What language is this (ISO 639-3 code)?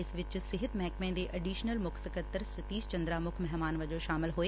pan